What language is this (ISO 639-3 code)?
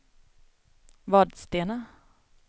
swe